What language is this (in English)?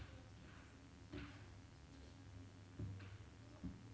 Norwegian